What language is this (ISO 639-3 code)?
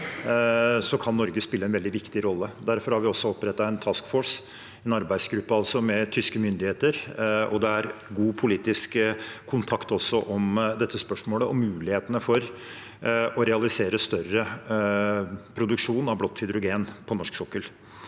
nor